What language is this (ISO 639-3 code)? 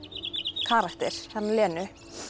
isl